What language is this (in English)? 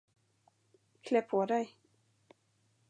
Swedish